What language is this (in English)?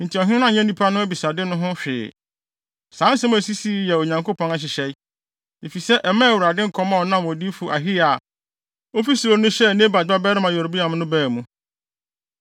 Akan